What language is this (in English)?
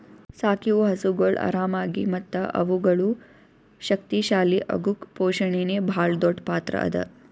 Kannada